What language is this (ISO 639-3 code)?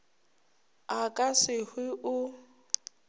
nso